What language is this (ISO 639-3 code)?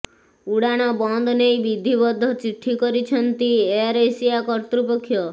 ori